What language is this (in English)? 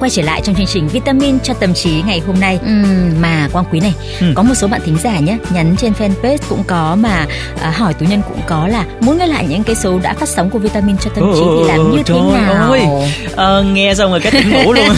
Vietnamese